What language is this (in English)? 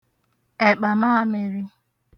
Igbo